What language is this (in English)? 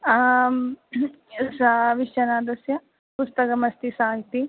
Sanskrit